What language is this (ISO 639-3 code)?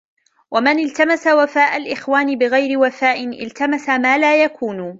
ara